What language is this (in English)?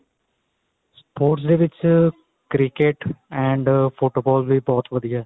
Punjabi